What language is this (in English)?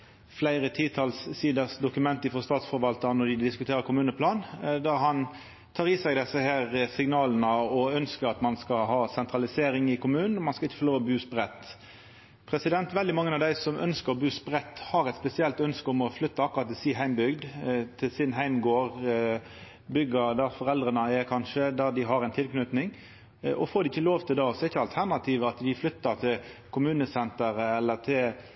Norwegian Nynorsk